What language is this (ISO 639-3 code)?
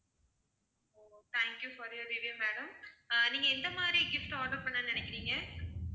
tam